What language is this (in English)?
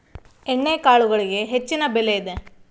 Kannada